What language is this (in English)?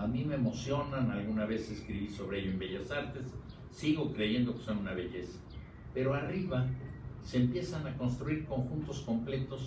Spanish